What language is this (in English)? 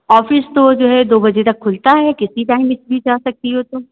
Hindi